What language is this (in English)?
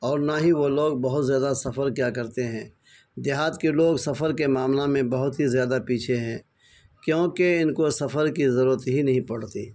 Urdu